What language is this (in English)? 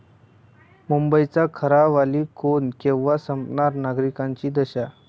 Marathi